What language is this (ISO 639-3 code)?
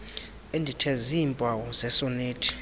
xho